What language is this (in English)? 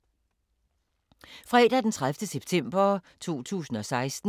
Danish